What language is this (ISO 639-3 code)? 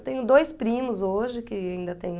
por